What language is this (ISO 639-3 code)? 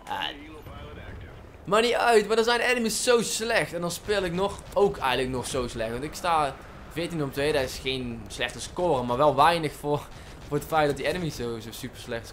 nld